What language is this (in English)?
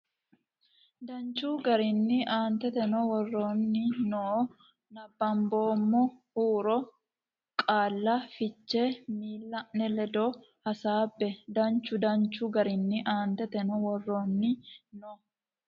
Sidamo